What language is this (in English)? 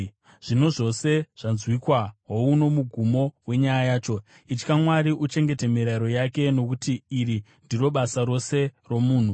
Shona